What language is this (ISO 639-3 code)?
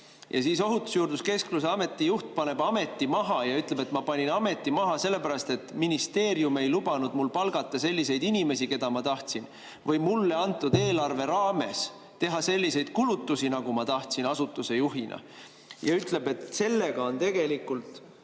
est